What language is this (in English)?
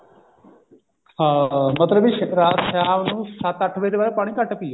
Punjabi